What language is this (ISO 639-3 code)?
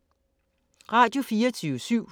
dan